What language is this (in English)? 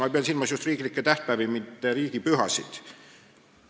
Estonian